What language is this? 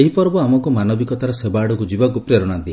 Odia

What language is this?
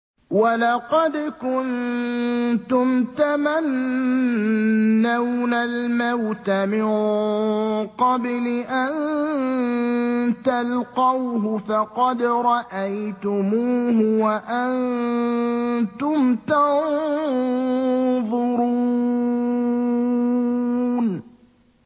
Arabic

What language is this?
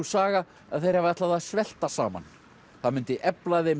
Icelandic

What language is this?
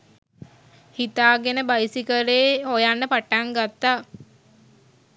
Sinhala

